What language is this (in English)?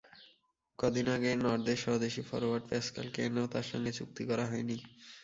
Bangla